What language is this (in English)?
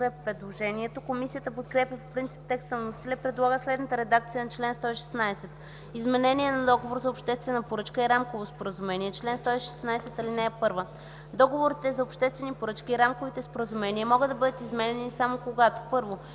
Bulgarian